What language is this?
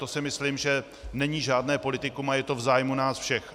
Czech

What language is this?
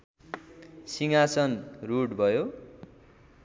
Nepali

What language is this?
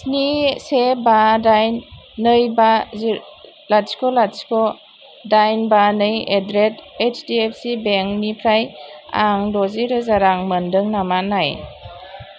Bodo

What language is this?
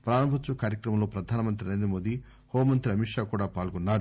Telugu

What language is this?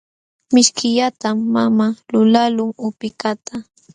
Jauja Wanca Quechua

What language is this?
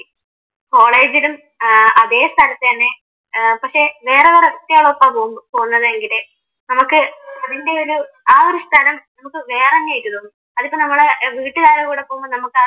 Malayalam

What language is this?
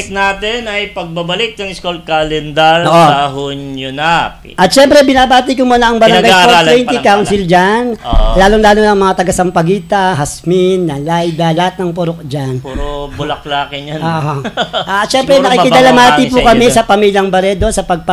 Filipino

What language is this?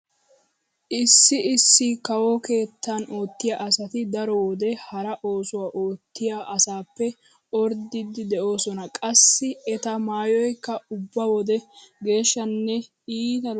Wolaytta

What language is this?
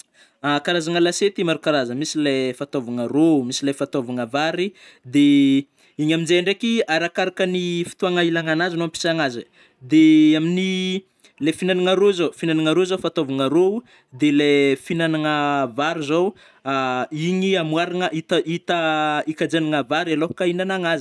Northern Betsimisaraka Malagasy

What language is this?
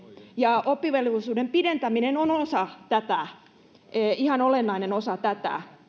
Finnish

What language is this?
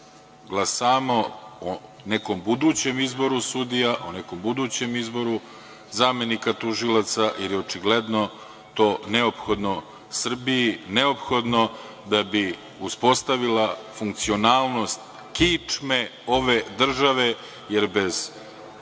Serbian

